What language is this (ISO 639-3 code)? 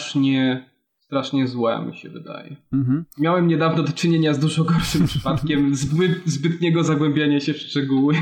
pol